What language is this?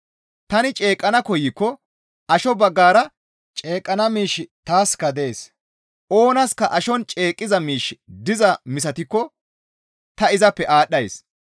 Gamo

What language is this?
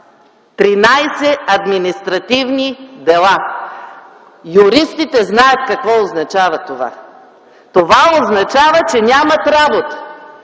Bulgarian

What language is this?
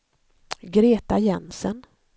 Swedish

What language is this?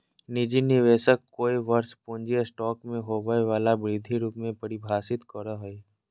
Magahi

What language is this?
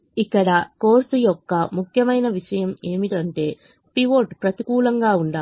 Telugu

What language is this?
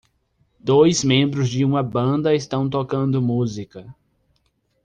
Portuguese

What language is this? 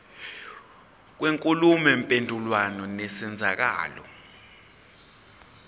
Zulu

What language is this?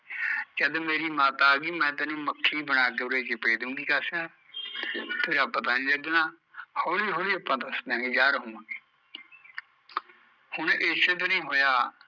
Punjabi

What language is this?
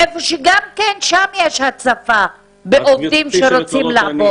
Hebrew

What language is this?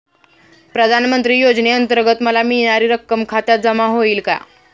Marathi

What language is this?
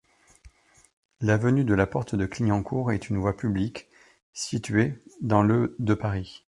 French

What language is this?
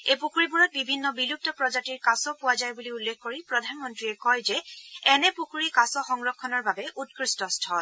Assamese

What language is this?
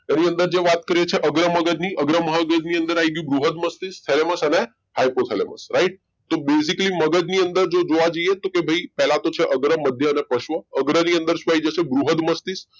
Gujarati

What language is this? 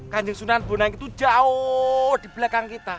Indonesian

